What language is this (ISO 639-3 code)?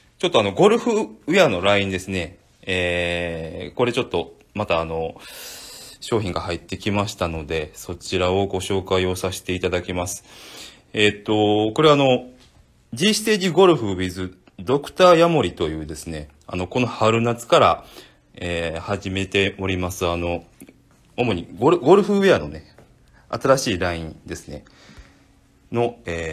jpn